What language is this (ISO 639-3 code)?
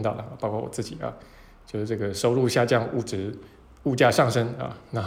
zho